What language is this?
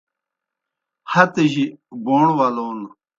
Kohistani Shina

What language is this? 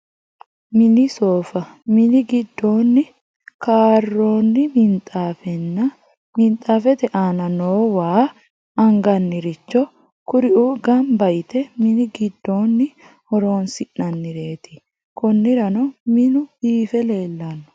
Sidamo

